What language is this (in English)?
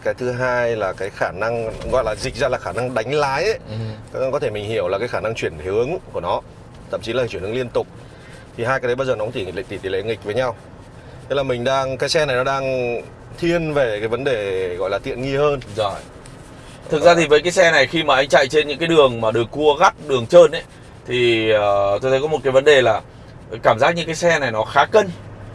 Vietnamese